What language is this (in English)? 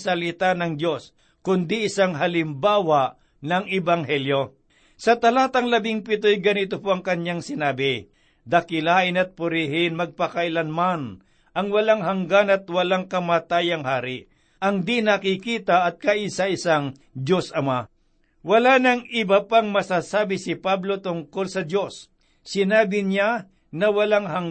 Filipino